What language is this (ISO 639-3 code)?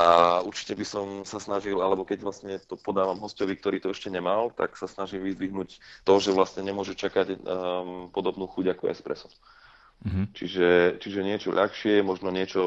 slk